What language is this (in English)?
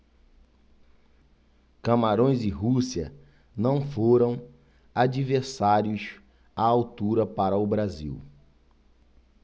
Portuguese